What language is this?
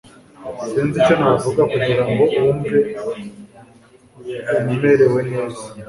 Kinyarwanda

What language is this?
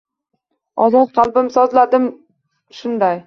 Uzbek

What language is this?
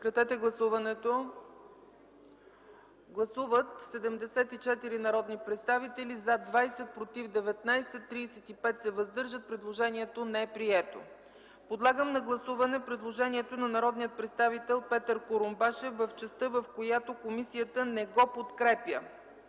Bulgarian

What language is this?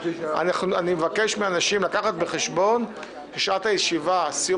Hebrew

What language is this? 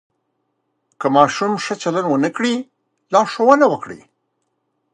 Pashto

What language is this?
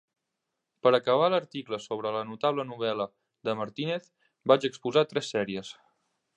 Catalan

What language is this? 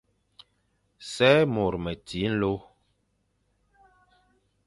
Fang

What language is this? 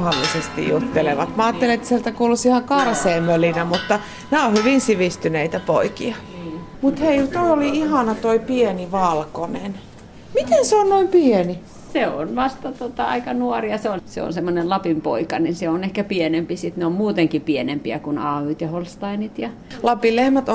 Finnish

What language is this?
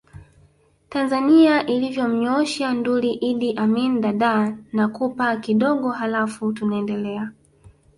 Swahili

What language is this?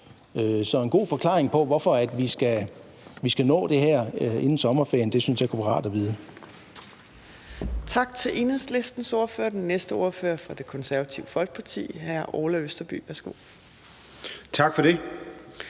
Danish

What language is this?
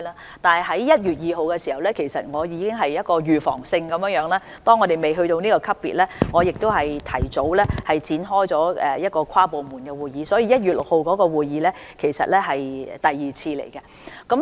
Cantonese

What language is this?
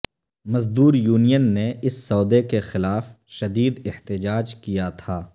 Urdu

